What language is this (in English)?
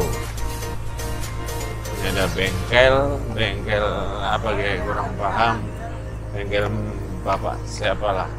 Indonesian